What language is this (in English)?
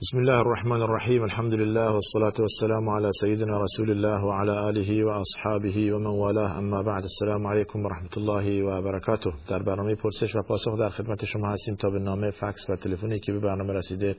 Persian